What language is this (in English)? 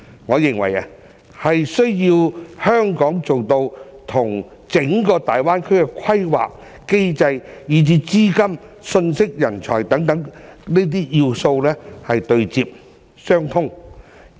Cantonese